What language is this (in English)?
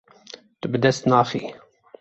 Kurdish